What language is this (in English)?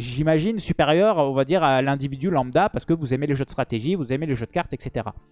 French